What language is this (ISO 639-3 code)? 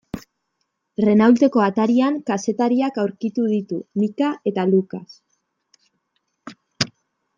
eus